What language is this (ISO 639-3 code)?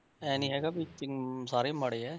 pan